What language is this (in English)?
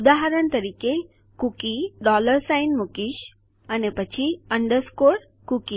Gujarati